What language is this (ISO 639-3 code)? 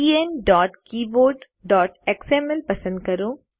guj